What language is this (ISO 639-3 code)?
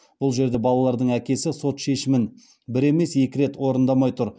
kaz